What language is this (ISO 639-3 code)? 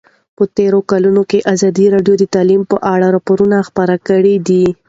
pus